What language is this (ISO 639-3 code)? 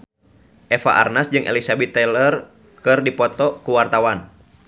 sun